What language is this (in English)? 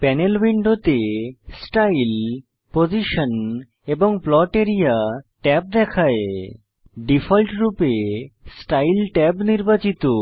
Bangla